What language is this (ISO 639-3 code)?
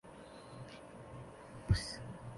zho